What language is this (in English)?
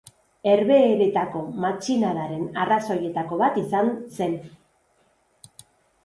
Basque